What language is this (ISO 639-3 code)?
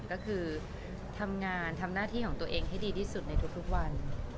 tha